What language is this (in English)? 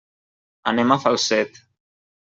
Catalan